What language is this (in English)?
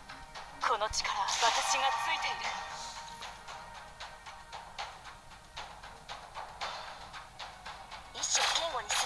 Indonesian